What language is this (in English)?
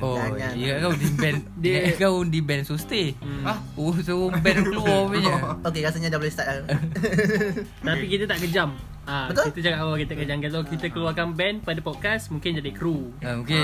Malay